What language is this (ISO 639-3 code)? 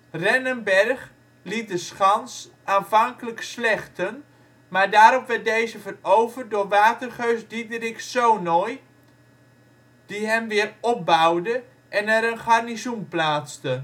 nld